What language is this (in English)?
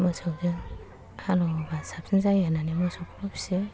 Bodo